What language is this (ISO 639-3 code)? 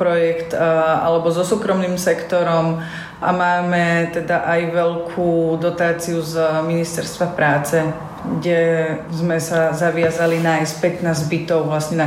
slk